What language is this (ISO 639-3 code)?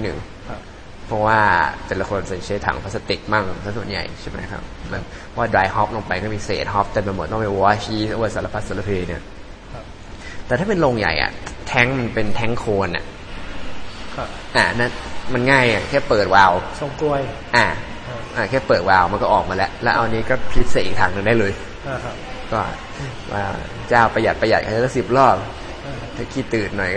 tha